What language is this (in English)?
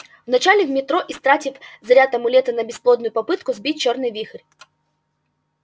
Russian